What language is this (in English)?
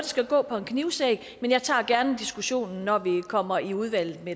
Danish